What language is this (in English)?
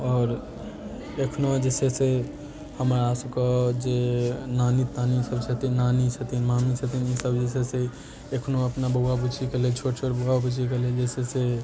Maithili